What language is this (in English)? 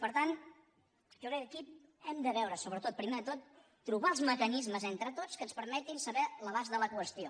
Catalan